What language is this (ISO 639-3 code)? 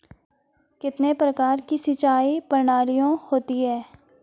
hin